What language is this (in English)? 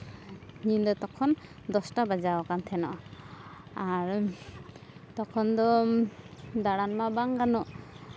Santali